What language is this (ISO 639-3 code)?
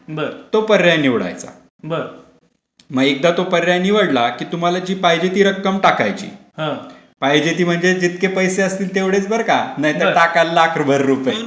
mar